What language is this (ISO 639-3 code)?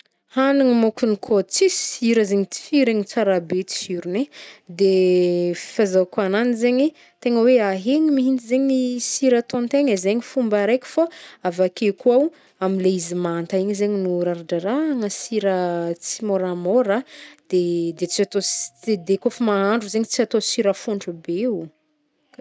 bmm